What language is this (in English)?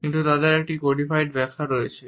Bangla